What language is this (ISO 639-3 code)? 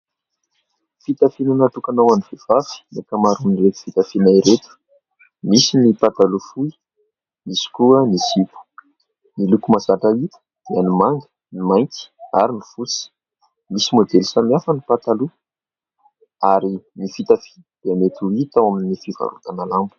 mlg